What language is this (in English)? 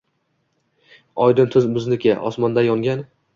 Uzbek